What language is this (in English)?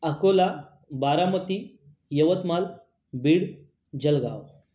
Marathi